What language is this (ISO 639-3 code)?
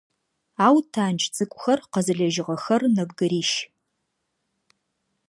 ady